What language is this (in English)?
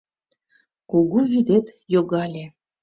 Mari